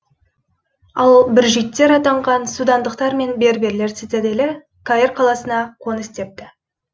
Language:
Kazakh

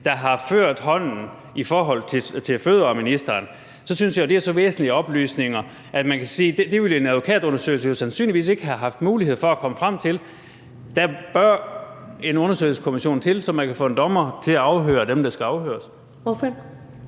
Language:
Danish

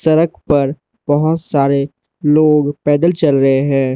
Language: Hindi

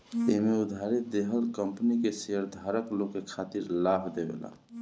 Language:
Bhojpuri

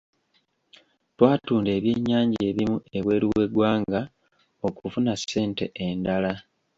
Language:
Ganda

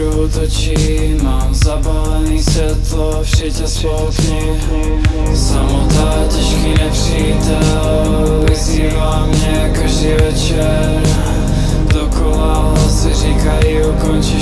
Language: Latvian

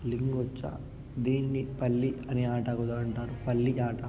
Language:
Telugu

